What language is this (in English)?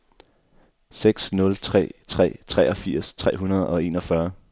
Danish